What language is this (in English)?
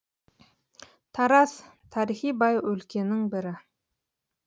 Kazakh